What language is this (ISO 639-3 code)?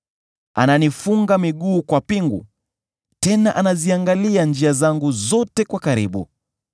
swa